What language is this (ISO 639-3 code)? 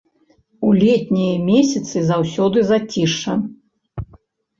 bel